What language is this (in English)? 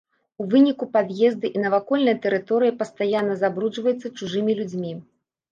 Belarusian